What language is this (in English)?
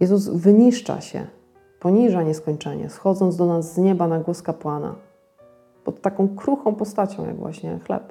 Polish